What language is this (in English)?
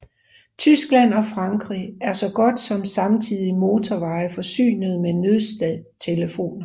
Danish